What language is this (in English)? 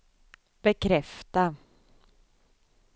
Swedish